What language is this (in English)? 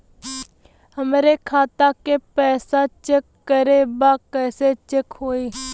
Bhojpuri